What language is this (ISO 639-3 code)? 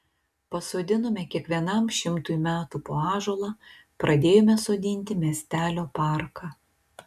lit